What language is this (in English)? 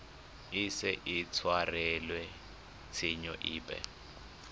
Tswana